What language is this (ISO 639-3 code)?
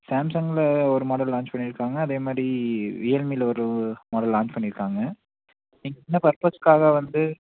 tam